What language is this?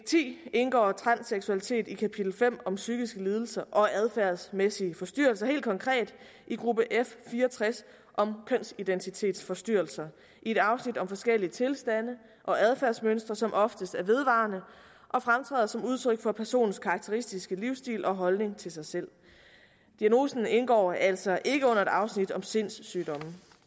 Danish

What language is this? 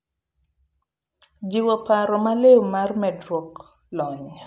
Luo (Kenya and Tanzania)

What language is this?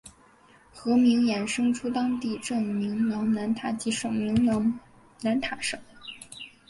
Chinese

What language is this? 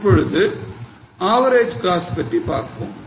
Tamil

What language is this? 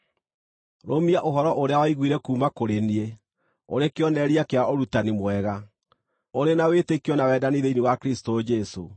Kikuyu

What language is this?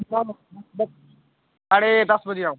Nepali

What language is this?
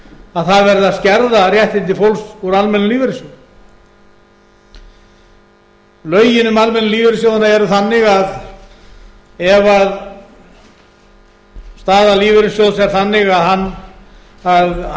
Icelandic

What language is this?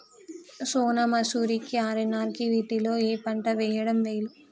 Telugu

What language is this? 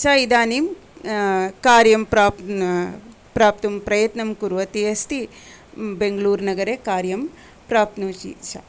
Sanskrit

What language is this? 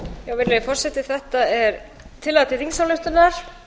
Icelandic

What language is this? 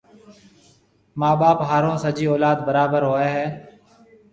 Marwari (Pakistan)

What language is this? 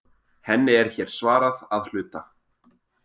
Icelandic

